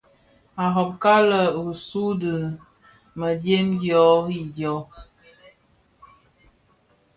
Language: Bafia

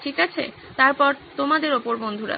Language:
Bangla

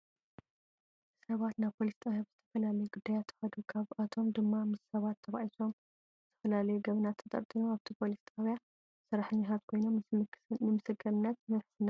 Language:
Tigrinya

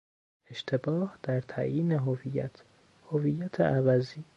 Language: Persian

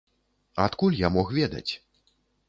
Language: Belarusian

